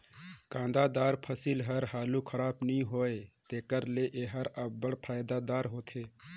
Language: Chhattisgarhi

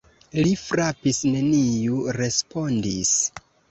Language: Esperanto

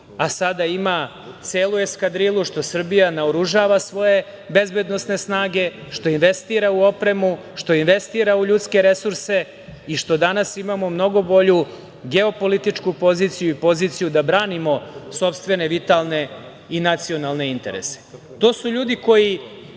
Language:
Serbian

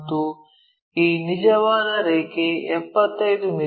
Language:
Kannada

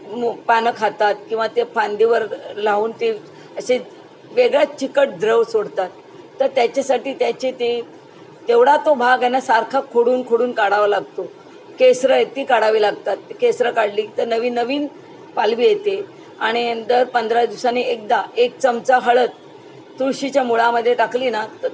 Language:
Marathi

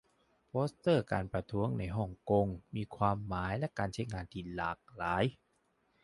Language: Thai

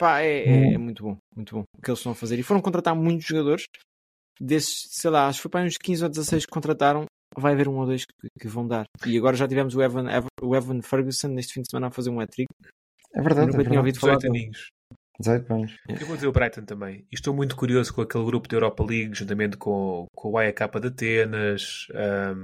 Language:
Portuguese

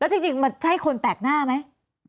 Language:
Thai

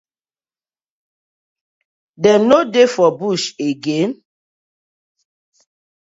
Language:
Nigerian Pidgin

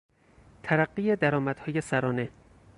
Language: Persian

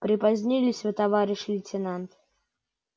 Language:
Russian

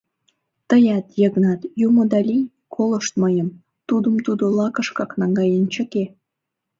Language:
Mari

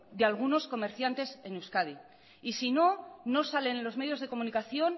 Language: Spanish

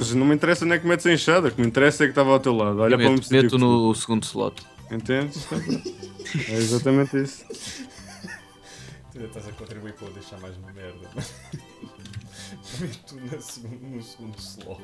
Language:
Portuguese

